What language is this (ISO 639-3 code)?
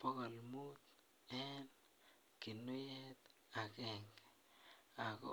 kln